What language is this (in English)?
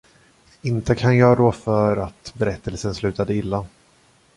Swedish